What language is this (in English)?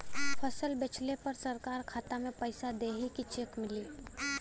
Bhojpuri